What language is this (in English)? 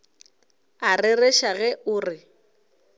Northern Sotho